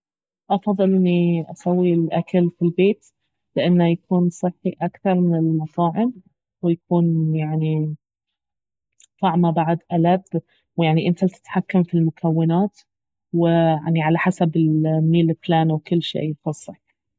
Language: Baharna Arabic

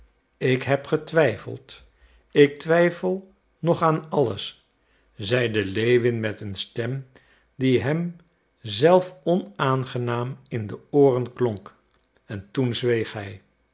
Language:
Dutch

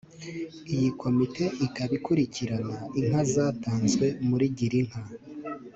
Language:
Kinyarwanda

